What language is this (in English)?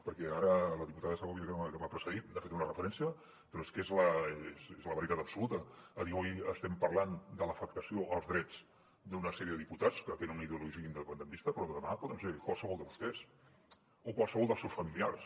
Catalan